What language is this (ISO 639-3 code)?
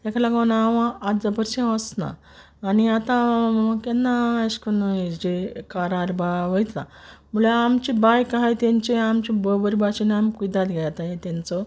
kok